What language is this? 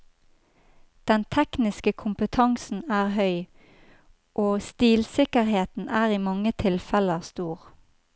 Norwegian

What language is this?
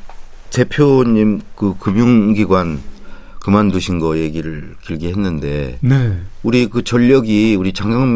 Korean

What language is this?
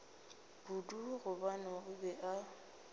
Northern Sotho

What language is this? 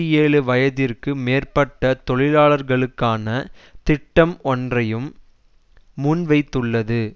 Tamil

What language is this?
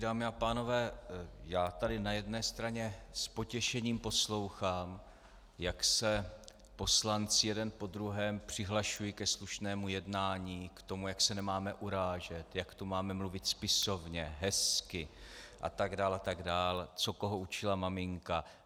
Czech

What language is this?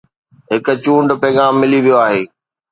Sindhi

